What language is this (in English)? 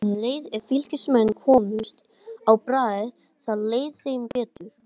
Icelandic